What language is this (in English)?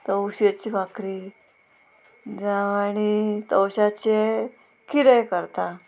Konkani